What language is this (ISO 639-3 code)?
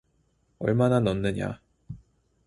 kor